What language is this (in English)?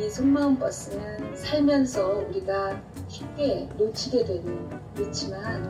Korean